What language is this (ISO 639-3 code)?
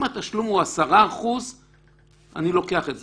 heb